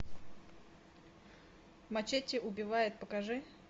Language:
Russian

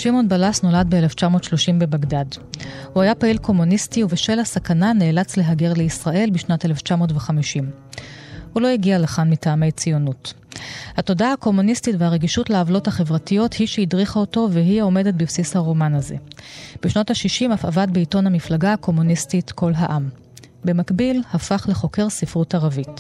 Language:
Hebrew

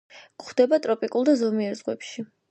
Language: Georgian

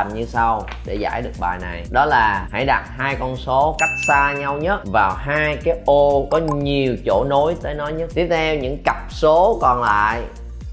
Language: Vietnamese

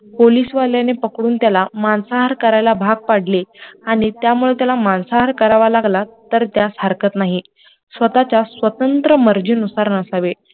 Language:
Marathi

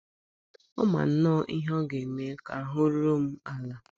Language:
Igbo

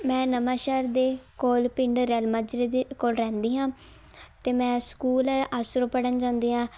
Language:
Punjabi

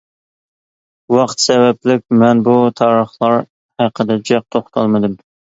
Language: Uyghur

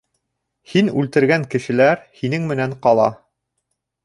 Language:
Bashkir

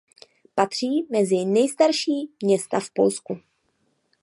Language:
Czech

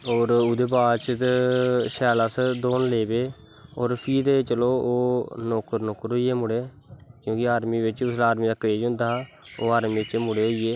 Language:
Dogri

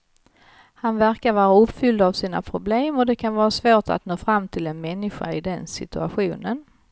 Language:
Swedish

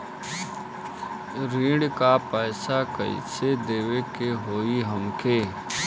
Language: Bhojpuri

